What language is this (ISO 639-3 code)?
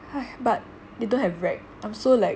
eng